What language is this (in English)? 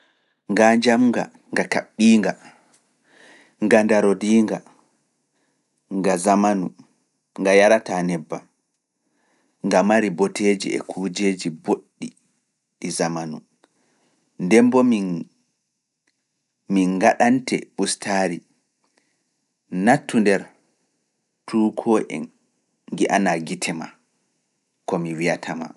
Fula